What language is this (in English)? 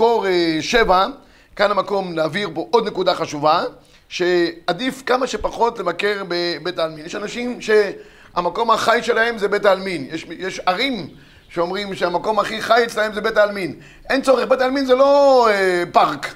Hebrew